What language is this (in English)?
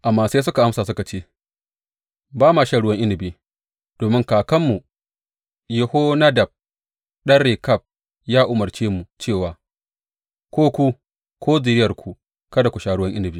Hausa